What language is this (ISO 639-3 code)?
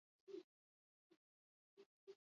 eus